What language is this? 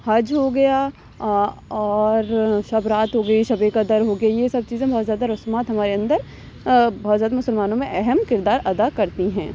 Urdu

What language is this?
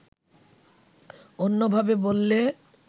Bangla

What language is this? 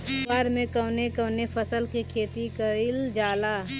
Bhojpuri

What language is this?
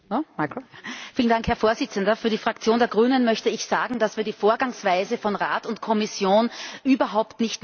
German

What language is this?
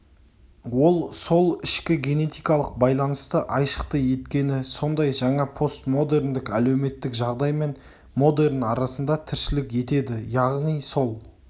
Kazakh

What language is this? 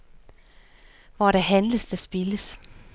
Danish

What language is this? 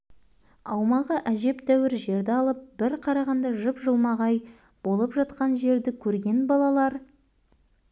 Kazakh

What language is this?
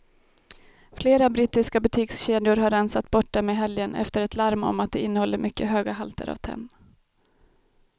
Swedish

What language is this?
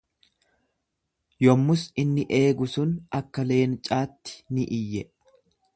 Oromo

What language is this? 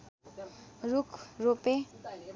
Nepali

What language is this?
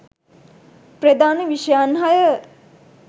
Sinhala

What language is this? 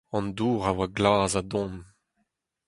Breton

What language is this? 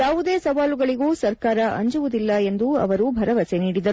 Kannada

